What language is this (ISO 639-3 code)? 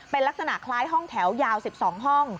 tha